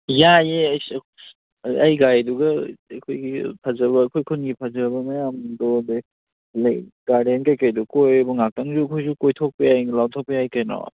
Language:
Manipuri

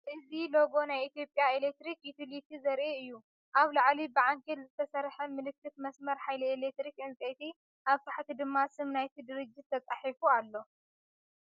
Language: Tigrinya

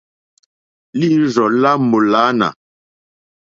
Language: Mokpwe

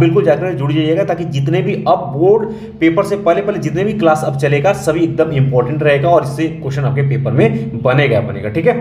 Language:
Hindi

